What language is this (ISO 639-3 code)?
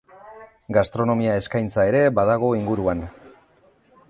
eus